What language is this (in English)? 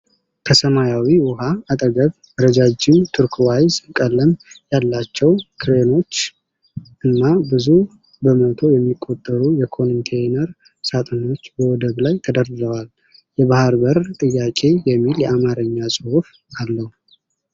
Amharic